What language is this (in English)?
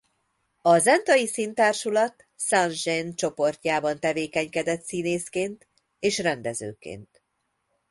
Hungarian